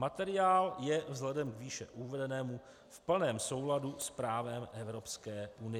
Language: Czech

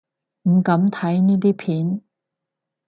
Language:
Cantonese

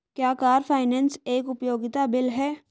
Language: Hindi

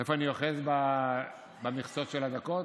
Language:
Hebrew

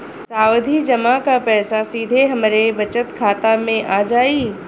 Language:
Bhojpuri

